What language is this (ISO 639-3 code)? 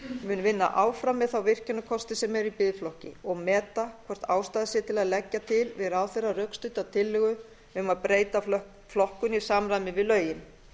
isl